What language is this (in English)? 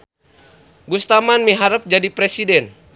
Sundanese